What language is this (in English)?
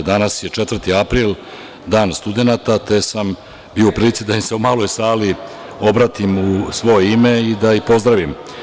Serbian